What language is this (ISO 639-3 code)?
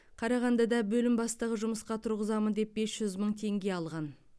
kaz